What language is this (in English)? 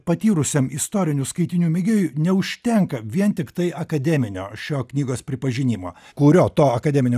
Lithuanian